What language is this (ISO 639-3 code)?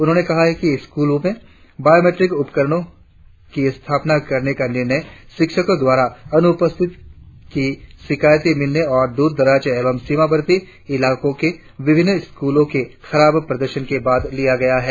hin